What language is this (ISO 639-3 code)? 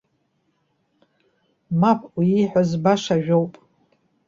abk